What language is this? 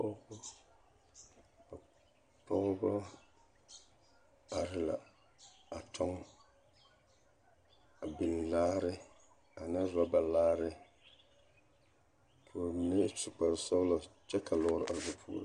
Southern Dagaare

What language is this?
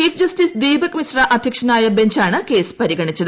Malayalam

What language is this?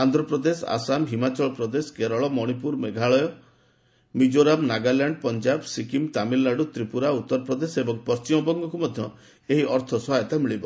Odia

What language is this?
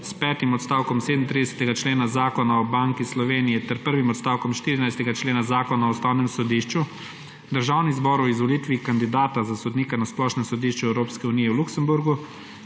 Slovenian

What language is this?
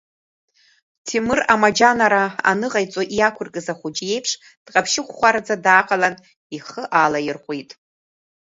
Abkhazian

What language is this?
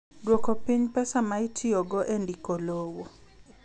Luo (Kenya and Tanzania)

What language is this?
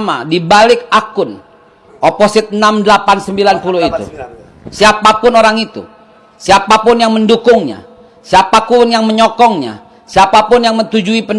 Indonesian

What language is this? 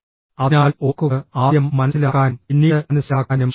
Malayalam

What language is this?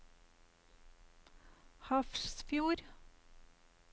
Norwegian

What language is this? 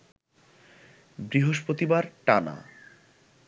Bangla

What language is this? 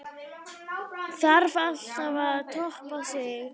Icelandic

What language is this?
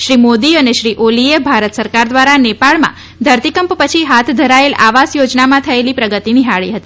Gujarati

